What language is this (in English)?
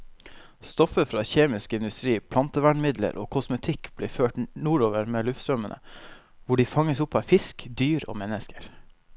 Norwegian